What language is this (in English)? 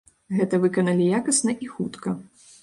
Belarusian